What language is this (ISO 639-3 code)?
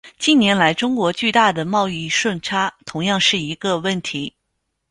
zho